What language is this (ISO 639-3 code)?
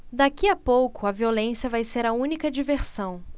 por